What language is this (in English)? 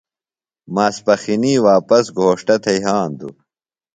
Phalura